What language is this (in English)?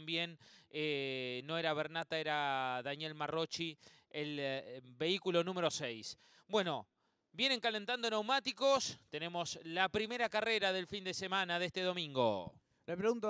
Spanish